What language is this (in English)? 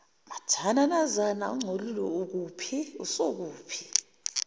Zulu